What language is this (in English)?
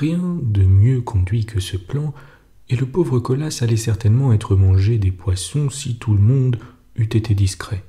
French